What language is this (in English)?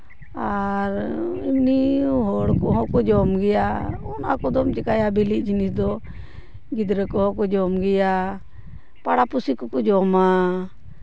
Santali